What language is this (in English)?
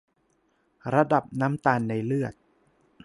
Thai